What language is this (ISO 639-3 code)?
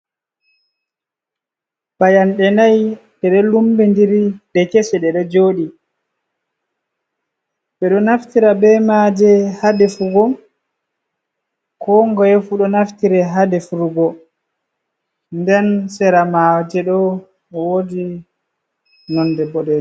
ful